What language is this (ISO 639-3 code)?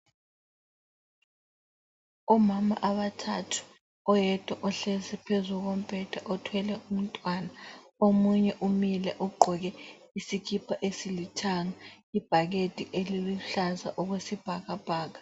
nde